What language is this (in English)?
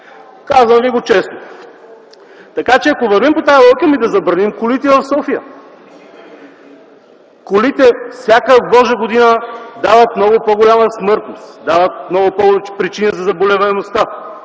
Bulgarian